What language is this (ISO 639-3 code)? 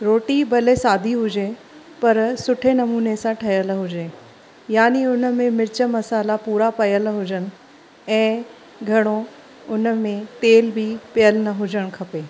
snd